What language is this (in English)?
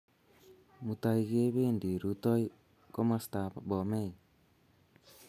Kalenjin